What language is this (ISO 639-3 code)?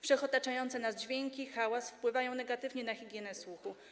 pol